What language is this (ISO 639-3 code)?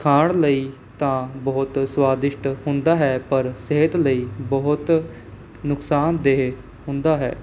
pan